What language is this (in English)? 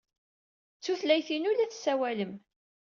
Kabyle